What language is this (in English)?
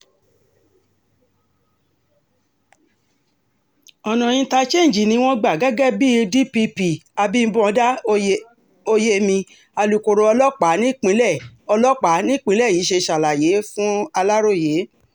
Yoruba